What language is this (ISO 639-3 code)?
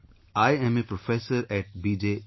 eng